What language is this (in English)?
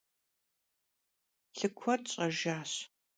Kabardian